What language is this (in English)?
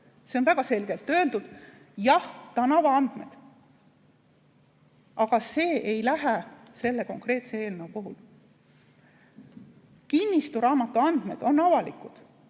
Estonian